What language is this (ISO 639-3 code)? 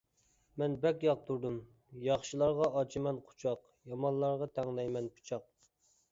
uig